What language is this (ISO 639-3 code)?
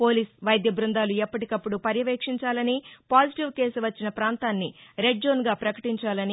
tel